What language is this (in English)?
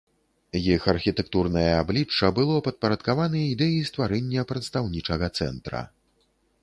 Belarusian